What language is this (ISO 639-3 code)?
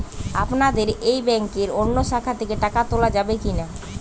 ben